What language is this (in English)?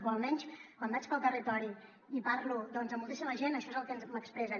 Catalan